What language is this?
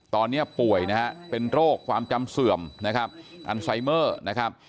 Thai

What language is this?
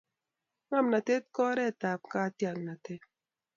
Kalenjin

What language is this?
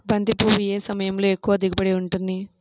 Telugu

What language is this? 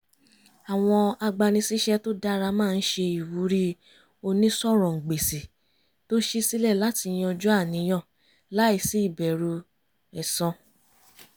Yoruba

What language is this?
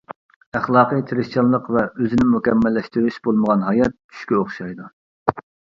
Uyghur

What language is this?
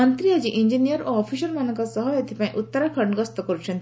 Odia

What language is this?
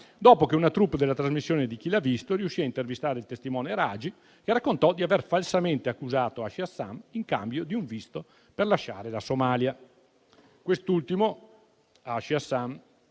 Italian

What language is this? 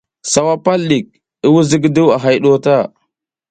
South Giziga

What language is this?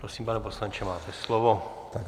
Czech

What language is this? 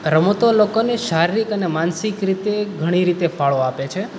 Gujarati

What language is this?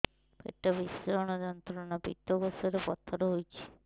Odia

